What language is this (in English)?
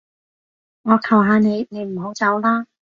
Cantonese